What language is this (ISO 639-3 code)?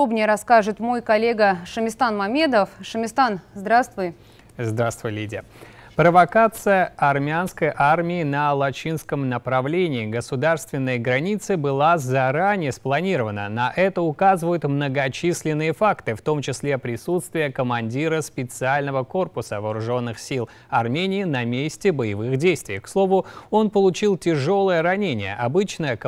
rus